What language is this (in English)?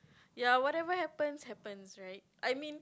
English